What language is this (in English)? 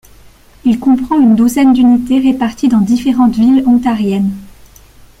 French